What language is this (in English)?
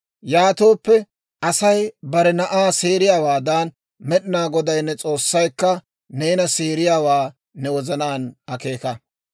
Dawro